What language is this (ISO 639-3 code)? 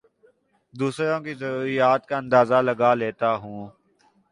urd